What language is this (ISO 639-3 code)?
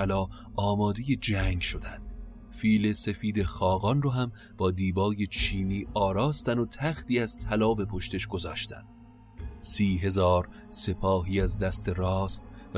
fas